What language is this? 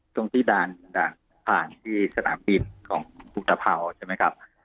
Thai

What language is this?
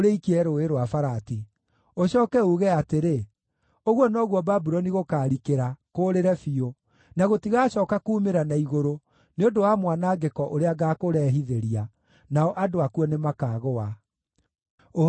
Kikuyu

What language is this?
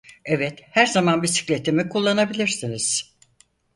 Turkish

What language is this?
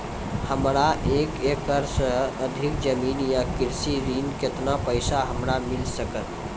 Maithili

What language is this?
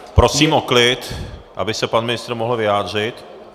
Czech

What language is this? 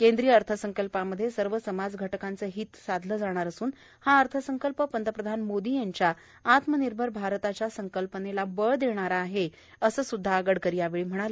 Marathi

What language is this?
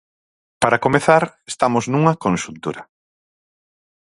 Galician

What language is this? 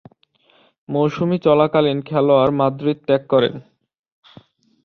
Bangla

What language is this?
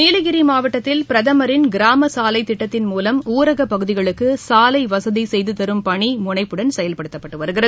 Tamil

